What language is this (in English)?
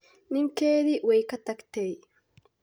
Somali